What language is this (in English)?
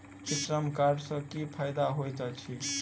Maithili